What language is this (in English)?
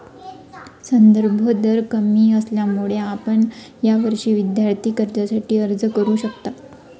Marathi